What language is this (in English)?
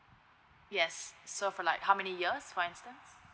English